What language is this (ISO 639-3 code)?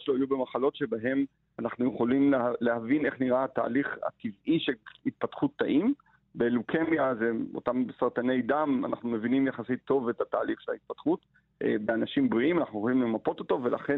heb